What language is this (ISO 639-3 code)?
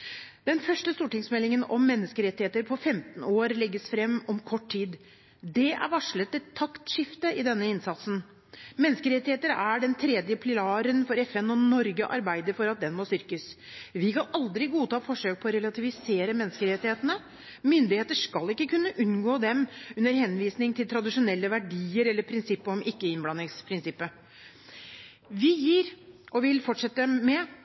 nob